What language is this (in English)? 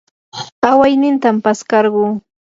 Yanahuanca Pasco Quechua